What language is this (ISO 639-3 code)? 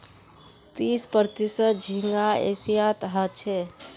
mag